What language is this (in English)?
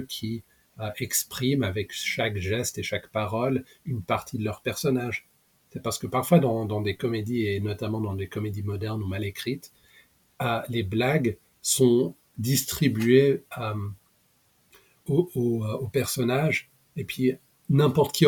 French